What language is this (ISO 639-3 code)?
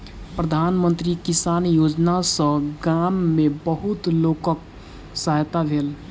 mai